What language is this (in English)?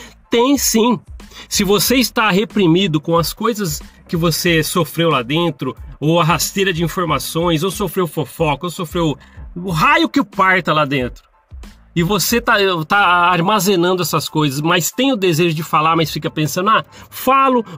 Portuguese